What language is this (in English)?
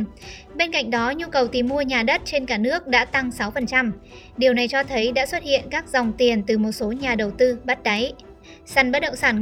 Vietnamese